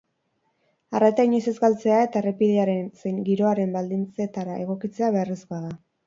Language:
Basque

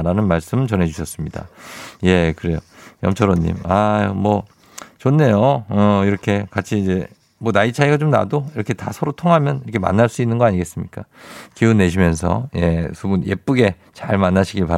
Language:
Korean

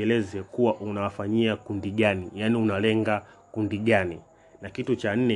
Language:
Swahili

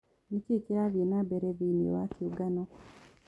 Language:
Kikuyu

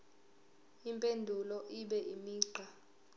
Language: Zulu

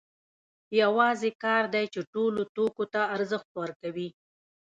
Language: Pashto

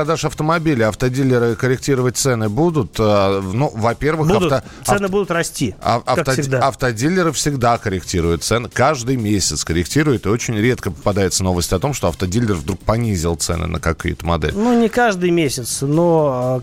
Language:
Russian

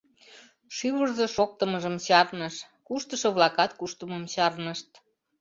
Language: Mari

